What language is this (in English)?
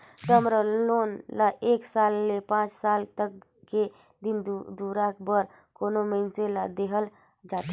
Chhattisgarhi